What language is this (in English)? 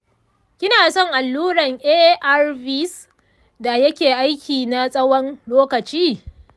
Hausa